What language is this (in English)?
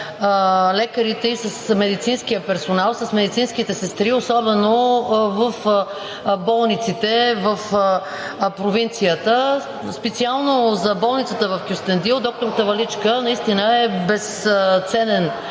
Bulgarian